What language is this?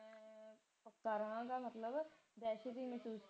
Punjabi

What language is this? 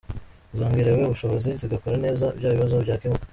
Kinyarwanda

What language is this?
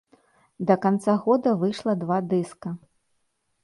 Belarusian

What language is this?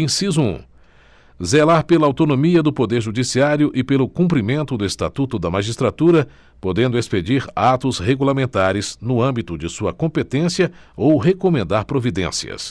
Portuguese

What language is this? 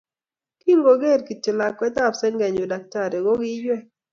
Kalenjin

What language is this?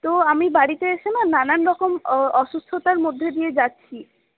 Bangla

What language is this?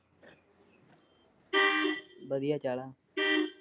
Punjabi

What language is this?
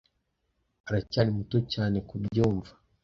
Kinyarwanda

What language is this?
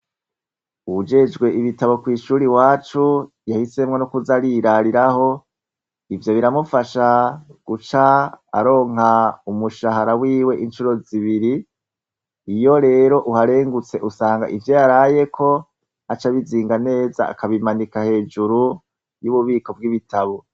Rundi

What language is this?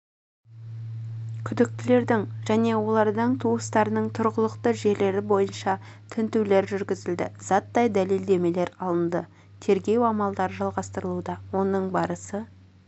Kazakh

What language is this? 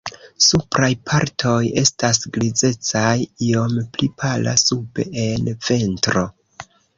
Esperanto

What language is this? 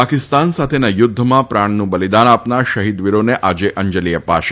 Gujarati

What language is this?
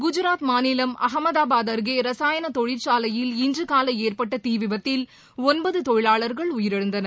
Tamil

